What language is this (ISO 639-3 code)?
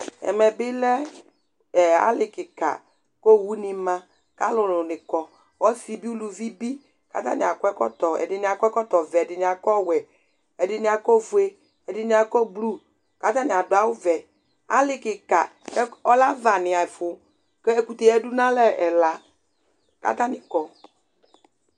kpo